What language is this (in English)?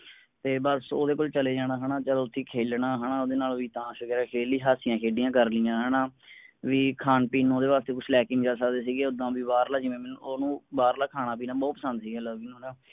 Punjabi